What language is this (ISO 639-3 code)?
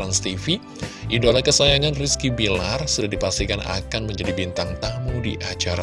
ind